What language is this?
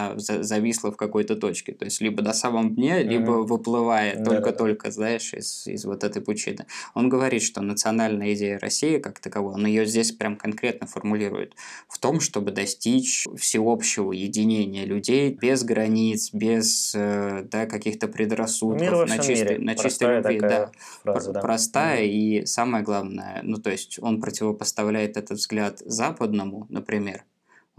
Russian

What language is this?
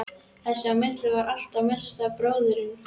Icelandic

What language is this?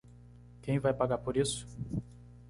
Portuguese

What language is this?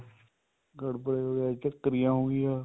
Punjabi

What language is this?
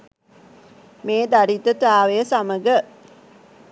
Sinhala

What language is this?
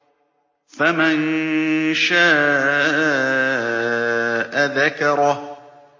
Arabic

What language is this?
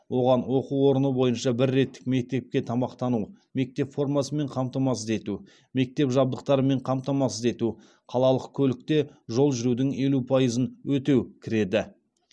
Kazakh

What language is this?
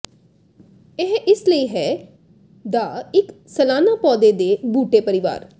Punjabi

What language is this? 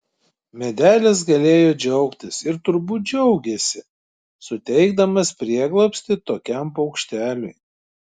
Lithuanian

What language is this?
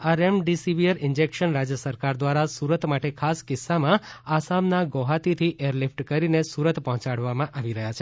Gujarati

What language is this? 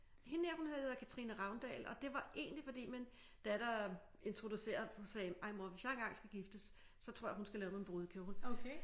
Danish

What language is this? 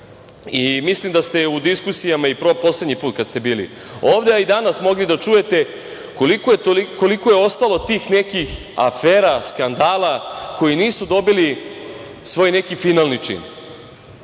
Serbian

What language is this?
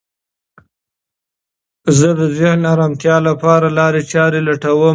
Pashto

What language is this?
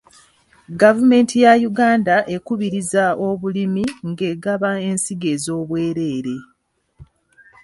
Ganda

